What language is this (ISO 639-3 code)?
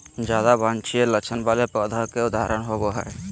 mag